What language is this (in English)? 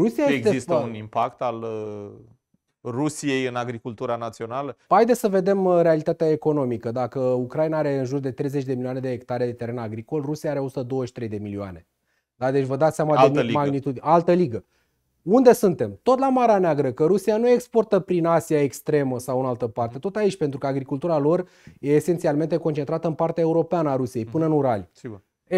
Romanian